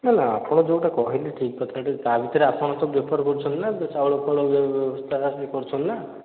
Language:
Odia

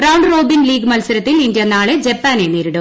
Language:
Malayalam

